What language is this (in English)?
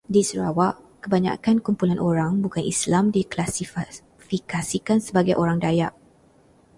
Malay